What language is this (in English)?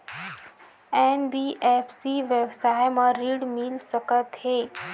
Chhattisgarhi